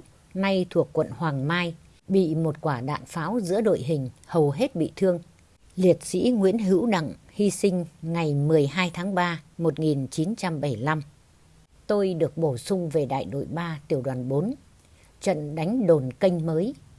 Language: Vietnamese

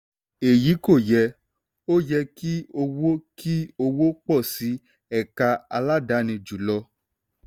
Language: Yoruba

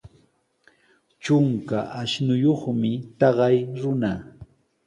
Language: Sihuas Ancash Quechua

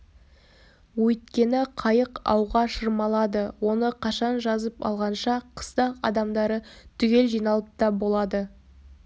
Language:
Kazakh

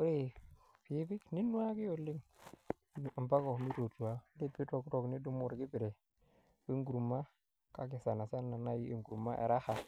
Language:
Masai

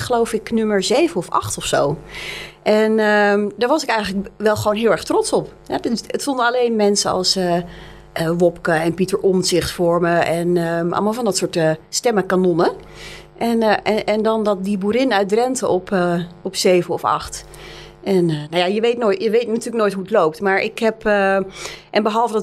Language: Dutch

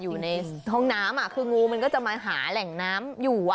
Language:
Thai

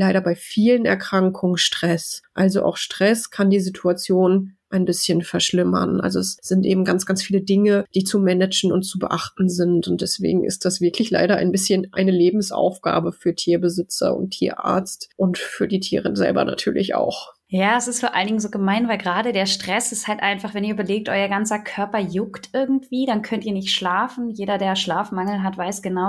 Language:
German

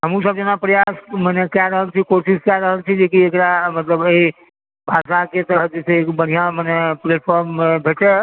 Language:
Maithili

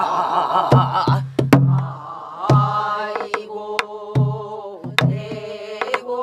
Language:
Korean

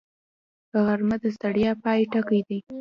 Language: Pashto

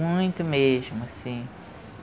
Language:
Portuguese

